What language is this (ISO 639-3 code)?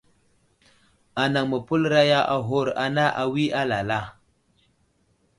udl